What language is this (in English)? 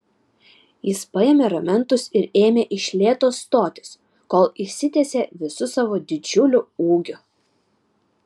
Lithuanian